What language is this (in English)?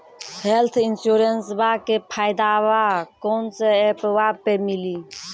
Maithili